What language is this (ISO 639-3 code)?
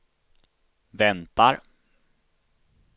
swe